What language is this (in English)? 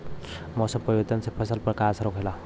Bhojpuri